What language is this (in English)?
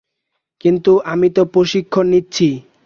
Bangla